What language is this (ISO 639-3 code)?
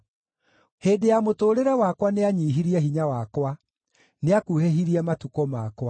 kik